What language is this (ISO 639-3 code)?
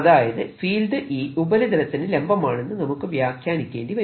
mal